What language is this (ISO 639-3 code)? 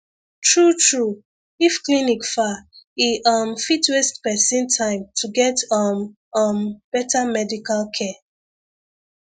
pcm